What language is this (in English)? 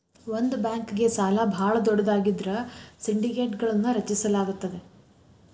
Kannada